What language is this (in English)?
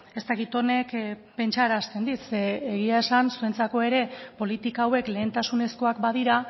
Basque